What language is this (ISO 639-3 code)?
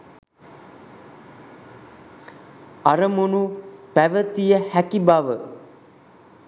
sin